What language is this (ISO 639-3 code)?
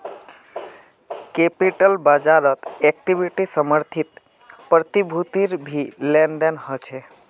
mag